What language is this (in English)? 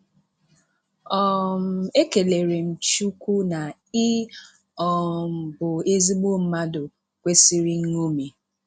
Igbo